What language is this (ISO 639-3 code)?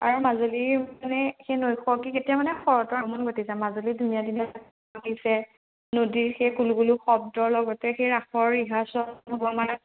asm